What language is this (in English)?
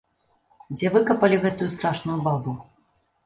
Belarusian